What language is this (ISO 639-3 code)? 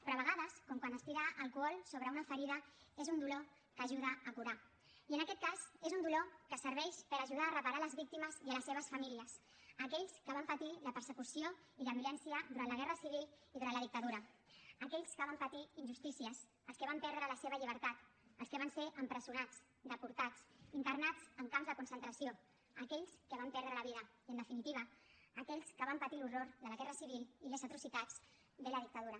cat